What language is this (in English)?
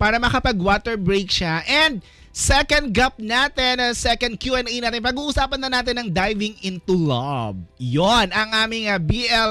Filipino